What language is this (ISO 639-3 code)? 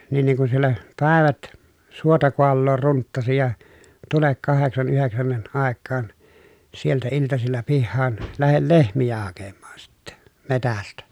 fin